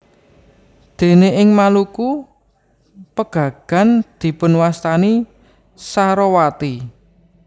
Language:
Javanese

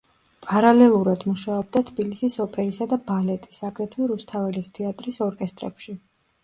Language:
Georgian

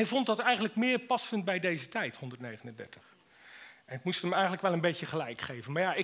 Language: Dutch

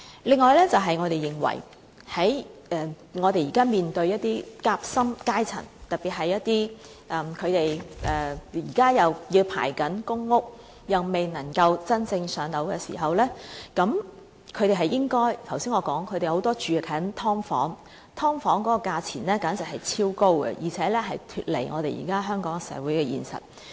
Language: Cantonese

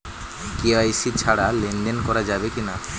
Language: Bangla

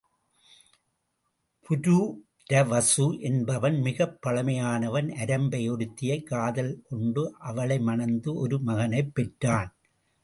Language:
Tamil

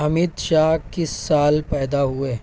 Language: Urdu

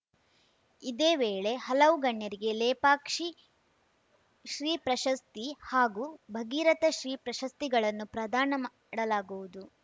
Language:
Kannada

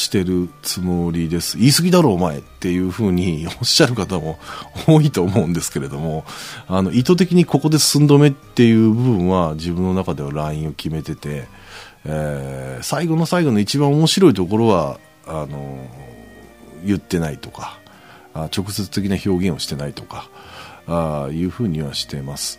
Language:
Japanese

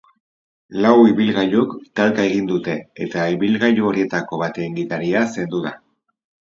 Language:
Basque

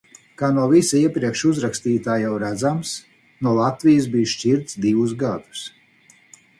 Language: Latvian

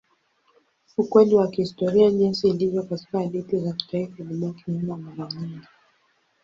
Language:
Swahili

